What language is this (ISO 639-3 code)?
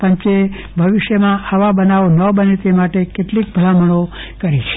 guj